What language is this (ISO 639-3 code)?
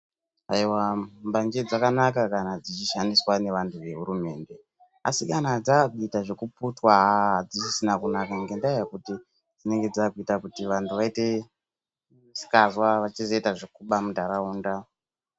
ndc